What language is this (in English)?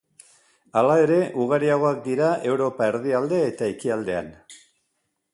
Basque